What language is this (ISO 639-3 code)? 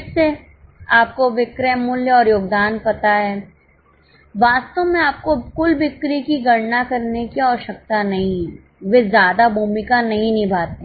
hin